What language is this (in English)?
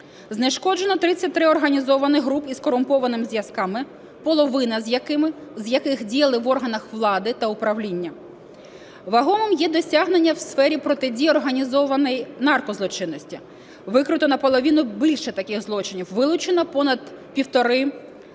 Ukrainian